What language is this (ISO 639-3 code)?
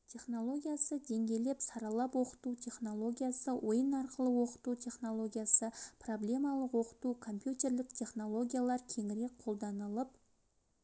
kaz